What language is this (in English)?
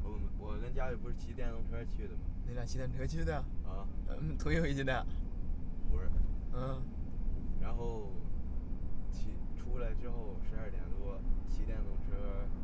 Chinese